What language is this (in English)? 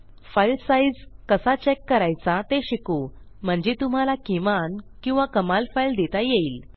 Marathi